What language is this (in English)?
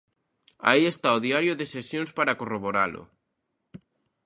Galician